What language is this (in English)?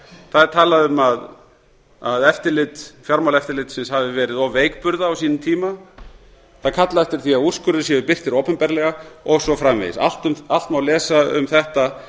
Icelandic